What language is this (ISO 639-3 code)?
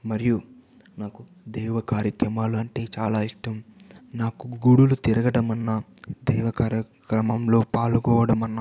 tel